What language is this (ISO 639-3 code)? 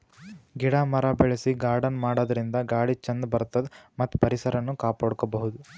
kan